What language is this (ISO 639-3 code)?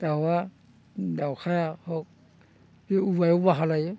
brx